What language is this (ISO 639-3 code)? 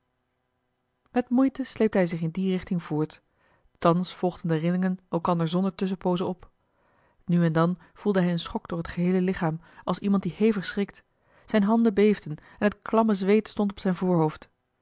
nld